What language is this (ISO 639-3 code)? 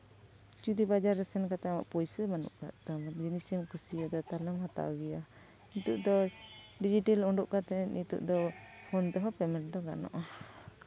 sat